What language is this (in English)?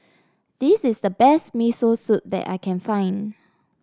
English